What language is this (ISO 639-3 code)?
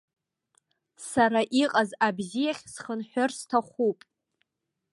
abk